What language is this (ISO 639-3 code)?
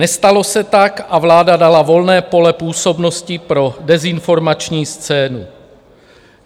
ces